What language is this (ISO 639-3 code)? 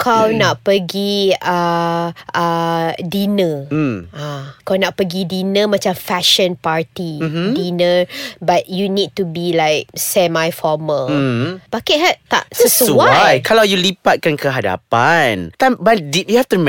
msa